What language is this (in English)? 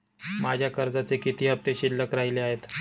Marathi